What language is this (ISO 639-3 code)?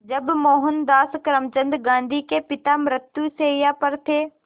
hin